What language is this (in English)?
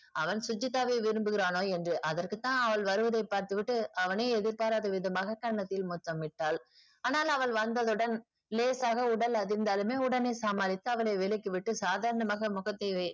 Tamil